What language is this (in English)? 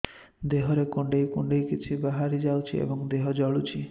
Odia